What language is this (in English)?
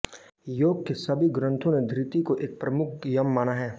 Hindi